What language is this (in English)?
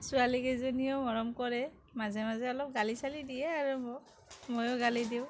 Assamese